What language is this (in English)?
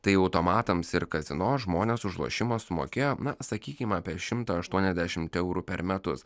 Lithuanian